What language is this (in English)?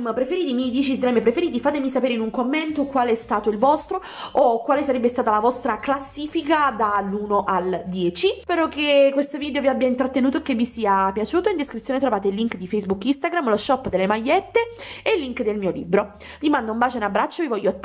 Italian